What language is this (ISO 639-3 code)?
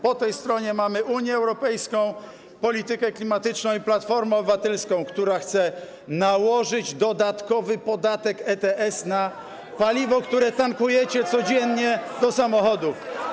pol